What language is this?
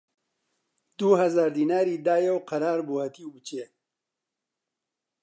Central Kurdish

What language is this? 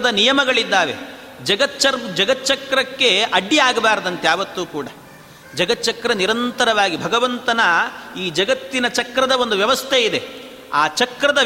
Kannada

